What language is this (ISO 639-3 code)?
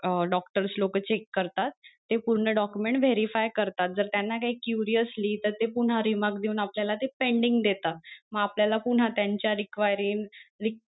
mar